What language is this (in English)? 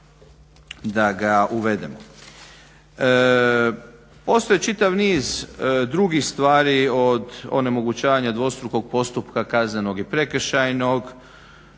Croatian